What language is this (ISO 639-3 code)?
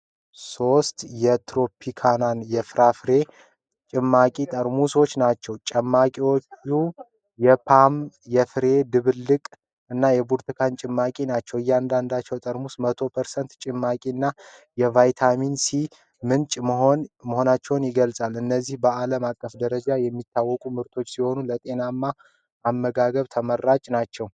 amh